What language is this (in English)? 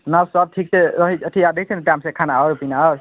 Maithili